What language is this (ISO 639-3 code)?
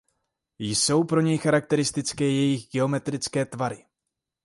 ces